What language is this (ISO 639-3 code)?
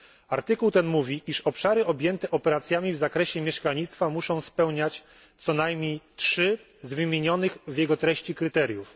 pol